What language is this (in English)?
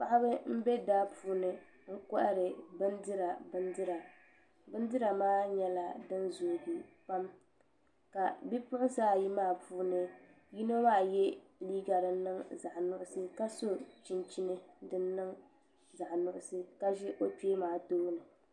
Dagbani